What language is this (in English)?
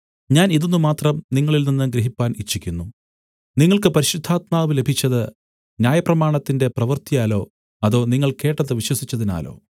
Malayalam